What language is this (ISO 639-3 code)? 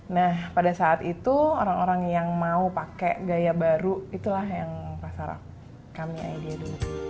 ind